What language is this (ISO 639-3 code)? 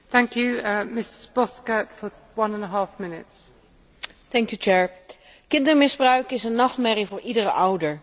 nld